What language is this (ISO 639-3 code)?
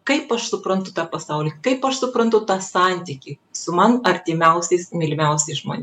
lit